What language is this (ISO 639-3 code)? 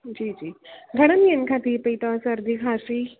snd